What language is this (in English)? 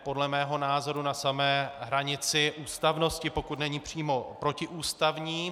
Czech